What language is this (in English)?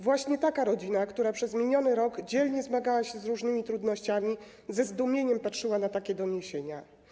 Polish